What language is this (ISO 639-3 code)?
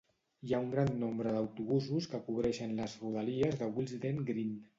cat